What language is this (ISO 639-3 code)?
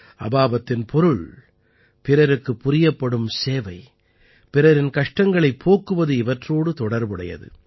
tam